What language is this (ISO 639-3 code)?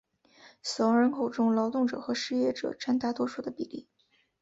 zho